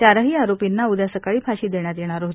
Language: Marathi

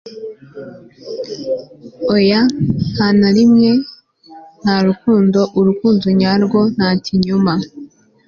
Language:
Kinyarwanda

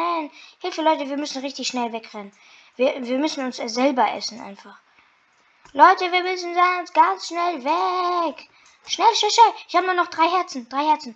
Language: German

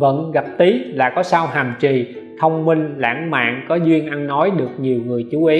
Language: Vietnamese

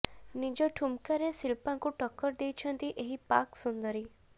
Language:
Odia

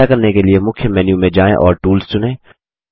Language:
Hindi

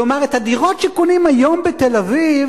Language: Hebrew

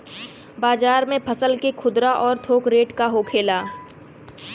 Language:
Bhojpuri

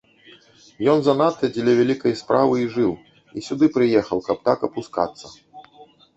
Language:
Belarusian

